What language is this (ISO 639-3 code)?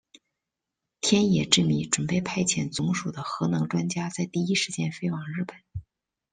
zho